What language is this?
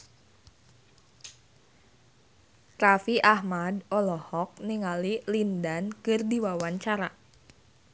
Sundanese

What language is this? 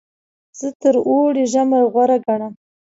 Pashto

